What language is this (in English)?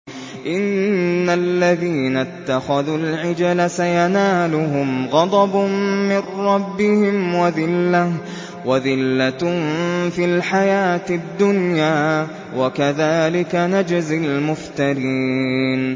Arabic